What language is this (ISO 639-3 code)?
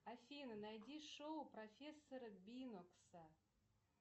rus